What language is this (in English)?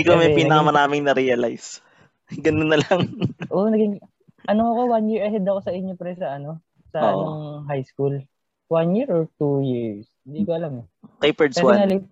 Filipino